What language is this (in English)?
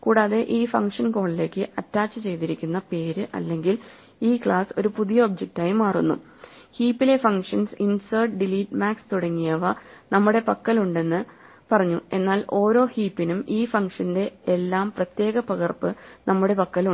Malayalam